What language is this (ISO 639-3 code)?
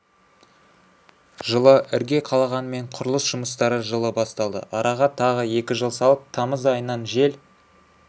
kaz